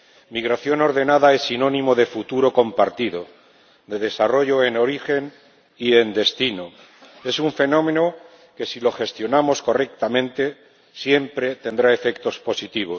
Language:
Spanish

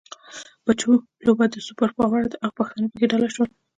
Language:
Pashto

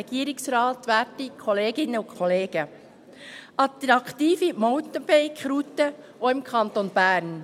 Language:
Swiss German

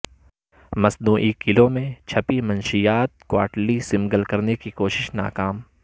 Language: Urdu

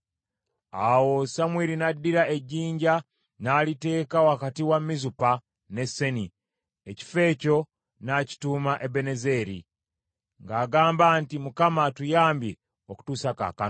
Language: Ganda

